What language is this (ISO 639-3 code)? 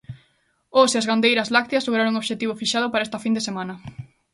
glg